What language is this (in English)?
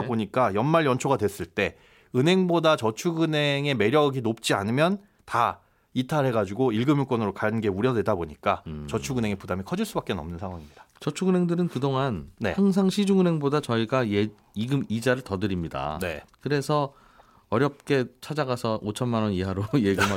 Korean